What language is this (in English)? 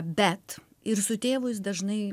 Lithuanian